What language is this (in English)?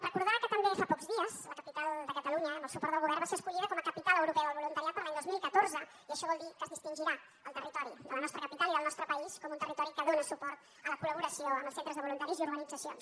Catalan